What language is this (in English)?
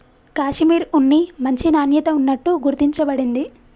Telugu